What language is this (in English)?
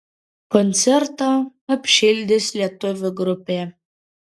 Lithuanian